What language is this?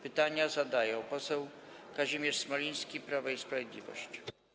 Polish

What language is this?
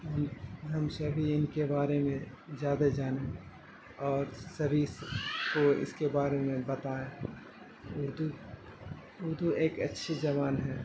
Urdu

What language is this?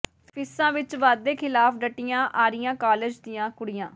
Punjabi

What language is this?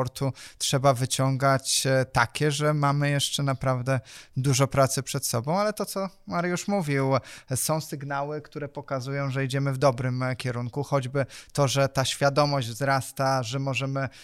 Polish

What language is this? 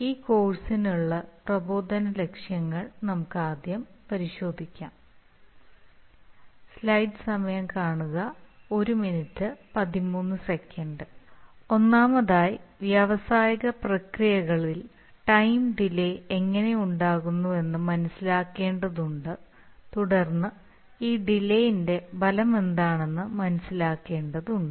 Malayalam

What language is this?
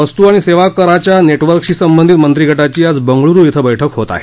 Marathi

